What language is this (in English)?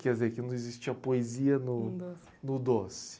Portuguese